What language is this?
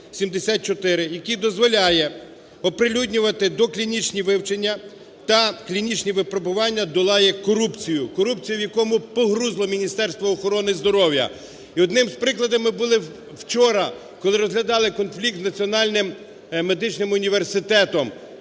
Ukrainian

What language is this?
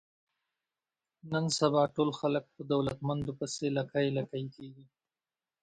Pashto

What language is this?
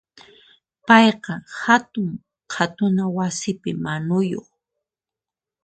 Puno Quechua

